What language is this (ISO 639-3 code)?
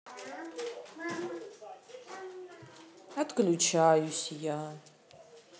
rus